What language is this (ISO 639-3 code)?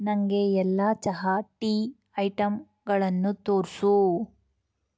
kan